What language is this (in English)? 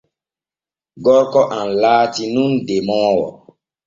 Borgu Fulfulde